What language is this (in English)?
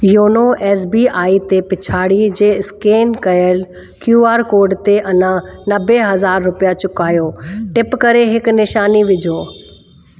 Sindhi